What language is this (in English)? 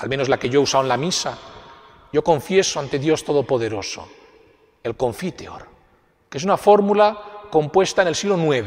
Spanish